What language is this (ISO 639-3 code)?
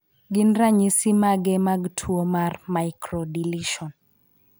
luo